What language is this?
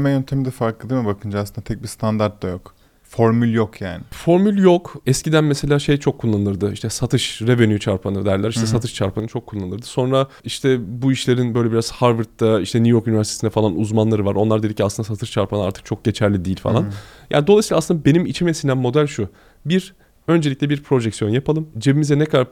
Turkish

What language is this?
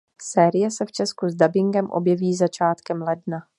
Czech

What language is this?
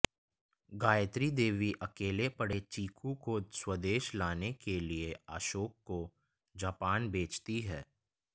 Hindi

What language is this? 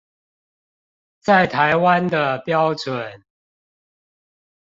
Chinese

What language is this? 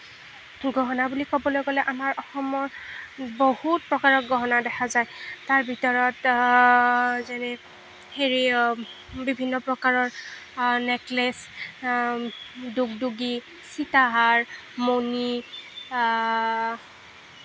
Assamese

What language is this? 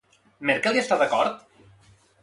Catalan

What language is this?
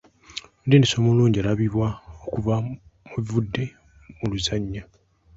Ganda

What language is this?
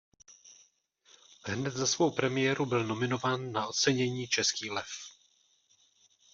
Czech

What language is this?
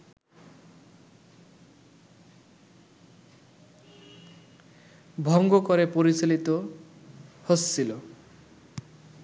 Bangla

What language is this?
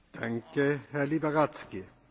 Polish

